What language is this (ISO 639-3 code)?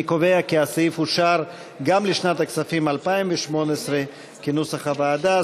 heb